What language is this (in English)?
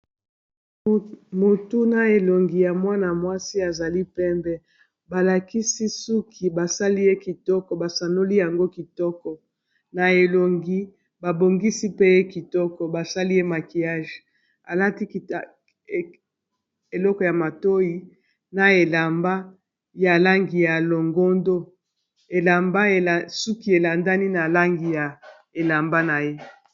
Lingala